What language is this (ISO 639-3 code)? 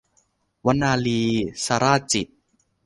tha